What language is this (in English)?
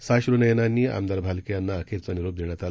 Marathi